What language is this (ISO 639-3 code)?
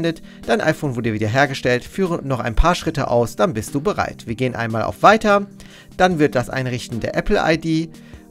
deu